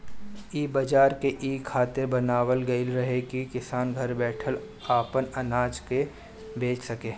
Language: Bhojpuri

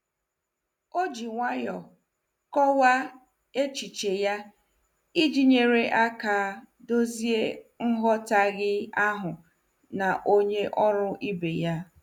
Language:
Igbo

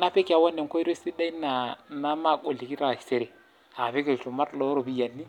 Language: Masai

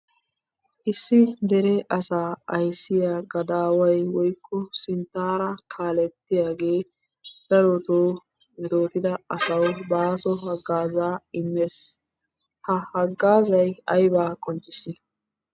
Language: Wolaytta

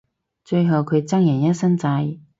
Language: Cantonese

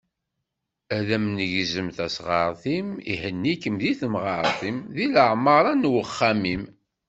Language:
Kabyle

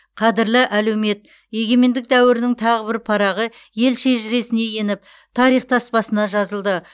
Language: Kazakh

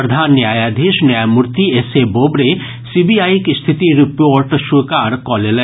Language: Maithili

